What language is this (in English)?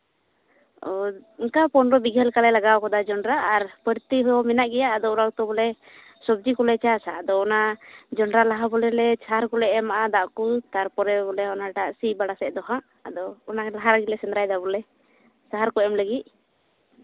Santali